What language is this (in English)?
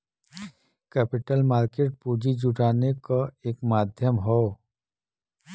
Bhojpuri